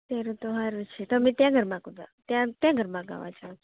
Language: Gujarati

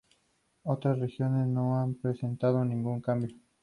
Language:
Spanish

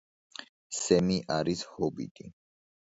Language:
Georgian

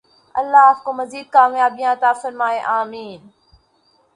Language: Urdu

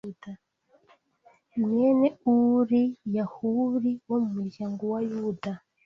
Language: Kinyarwanda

